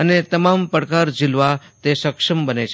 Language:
Gujarati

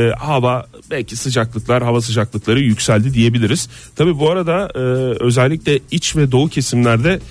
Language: Turkish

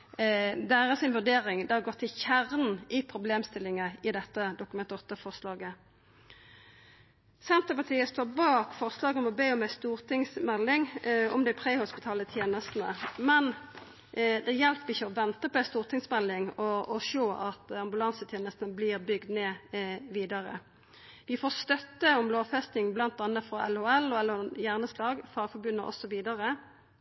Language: Norwegian Nynorsk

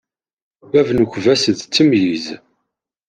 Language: Kabyle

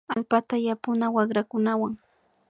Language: Imbabura Highland Quichua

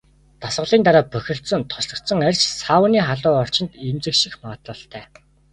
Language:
Mongolian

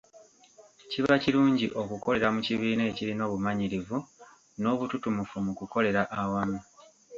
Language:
Ganda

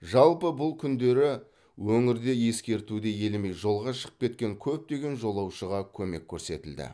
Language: Kazakh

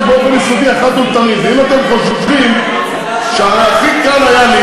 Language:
Hebrew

